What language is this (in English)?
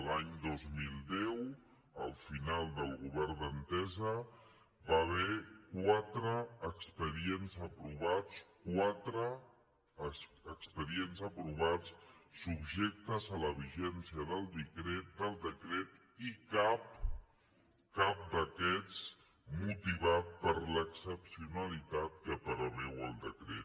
Catalan